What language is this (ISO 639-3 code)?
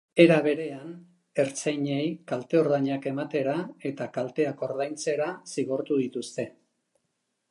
eus